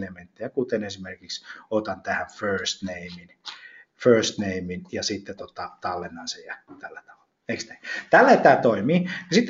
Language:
Finnish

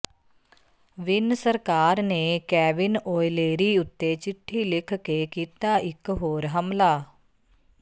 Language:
Punjabi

